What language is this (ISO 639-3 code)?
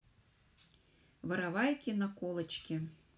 rus